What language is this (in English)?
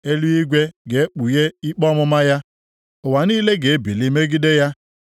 Igbo